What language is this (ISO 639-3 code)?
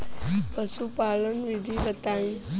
bho